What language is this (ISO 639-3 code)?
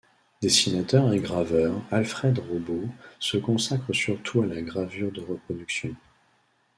fra